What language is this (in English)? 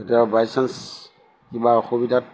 Assamese